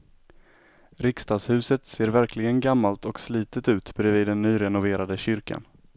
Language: Swedish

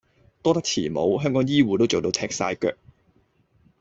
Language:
Cantonese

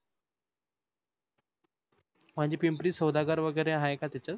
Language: Marathi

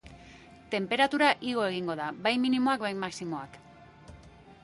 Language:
Basque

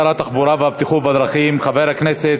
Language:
Hebrew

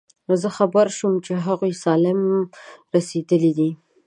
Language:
Pashto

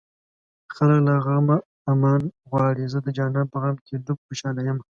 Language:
Pashto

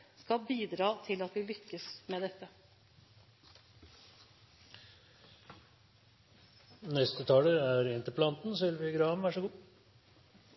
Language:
Norwegian Bokmål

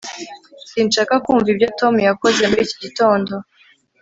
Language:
Kinyarwanda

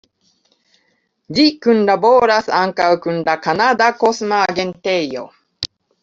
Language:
Esperanto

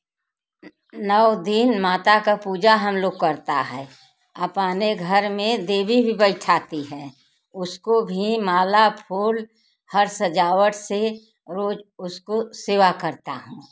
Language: Hindi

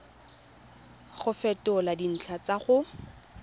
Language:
Tswana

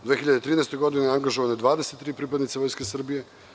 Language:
Serbian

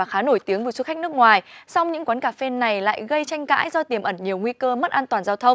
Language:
Vietnamese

